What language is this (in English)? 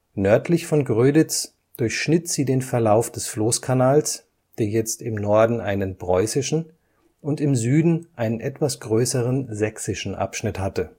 German